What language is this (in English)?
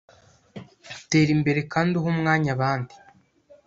Kinyarwanda